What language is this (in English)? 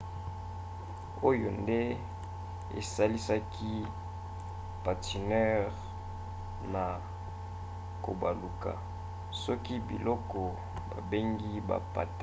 Lingala